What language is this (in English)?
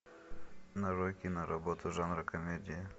Russian